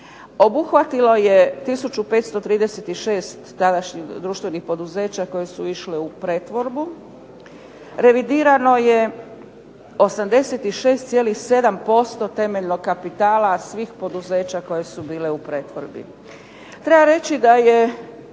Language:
Croatian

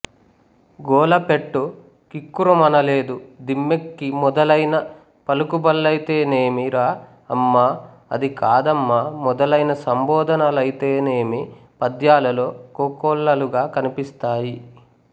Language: Telugu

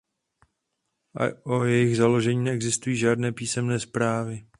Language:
Czech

